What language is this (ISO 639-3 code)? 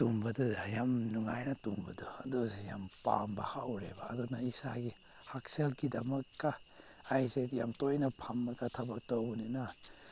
mni